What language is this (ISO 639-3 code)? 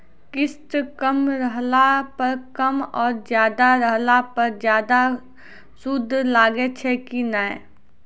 mai